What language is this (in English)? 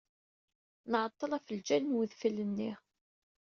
Kabyle